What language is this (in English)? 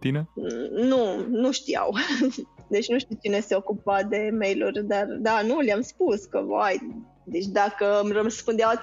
Romanian